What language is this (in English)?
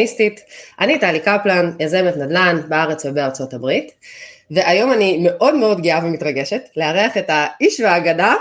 Hebrew